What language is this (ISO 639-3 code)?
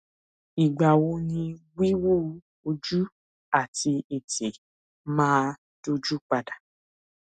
yor